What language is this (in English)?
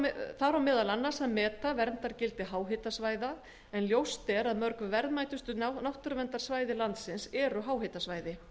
Icelandic